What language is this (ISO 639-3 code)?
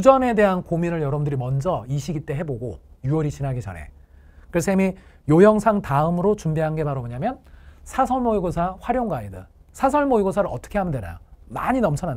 kor